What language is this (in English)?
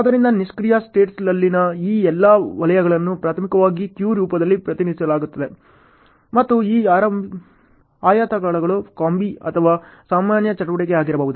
Kannada